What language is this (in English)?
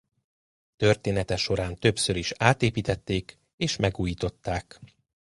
Hungarian